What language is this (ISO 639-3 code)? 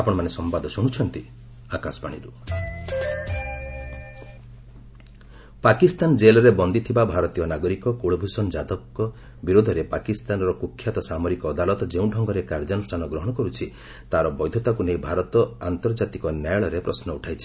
ori